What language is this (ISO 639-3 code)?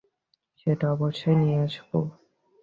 ben